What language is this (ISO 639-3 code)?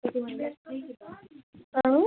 kas